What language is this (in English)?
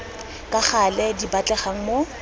Tswana